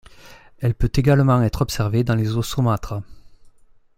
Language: French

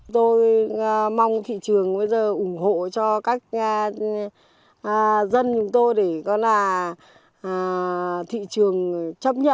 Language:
Vietnamese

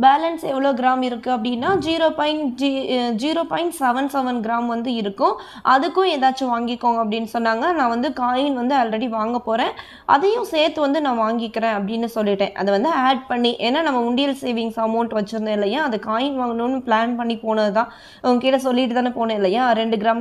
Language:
Romanian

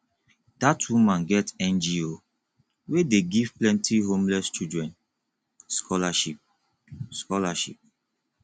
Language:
Nigerian Pidgin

